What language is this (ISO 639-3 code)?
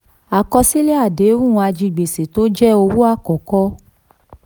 yor